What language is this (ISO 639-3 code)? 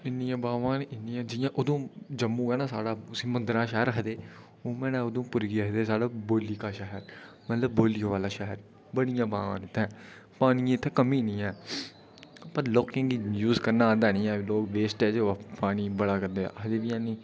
doi